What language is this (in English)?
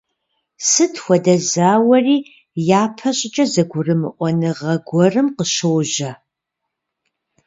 Kabardian